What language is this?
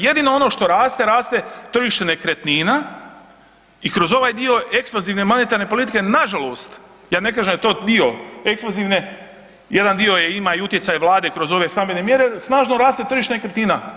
Croatian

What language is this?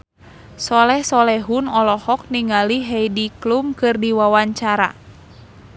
Sundanese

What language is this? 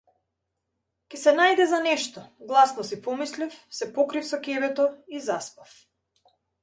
Macedonian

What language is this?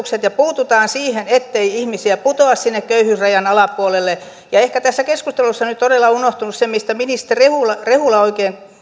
Finnish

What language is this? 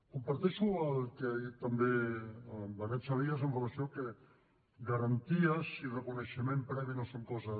Catalan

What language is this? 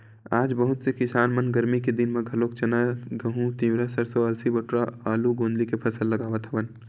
Chhattisgarhi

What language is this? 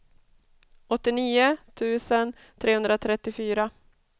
Swedish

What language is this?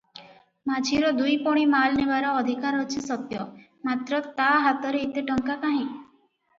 Odia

